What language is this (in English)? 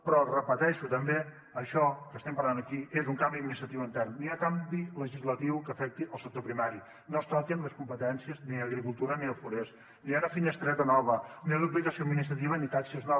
Catalan